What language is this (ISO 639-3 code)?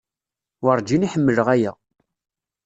kab